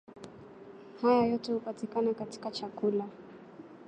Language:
Swahili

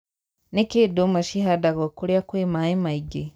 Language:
Kikuyu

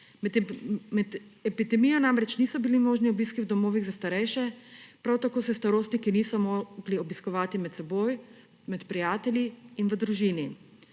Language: Slovenian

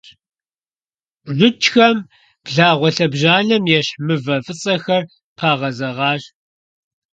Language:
Kabardian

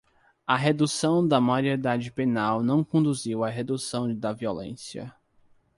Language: Portuguese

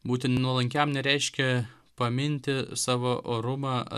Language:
Lithuanian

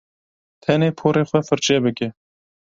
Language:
Kurdish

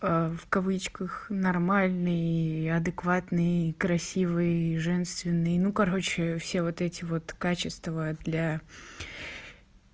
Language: Russian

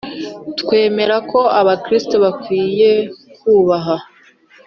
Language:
Kinyarwanda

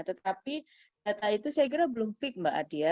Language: Indonesian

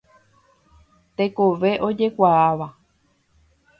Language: Guarani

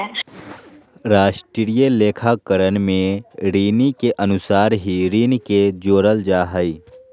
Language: Magahi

